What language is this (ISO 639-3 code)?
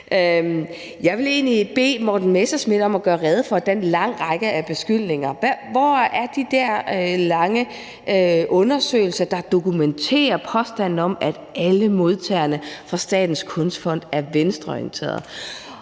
dan